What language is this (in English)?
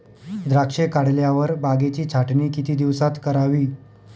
Marathi